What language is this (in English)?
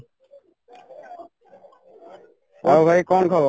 Odia